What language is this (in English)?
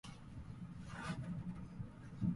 Japanese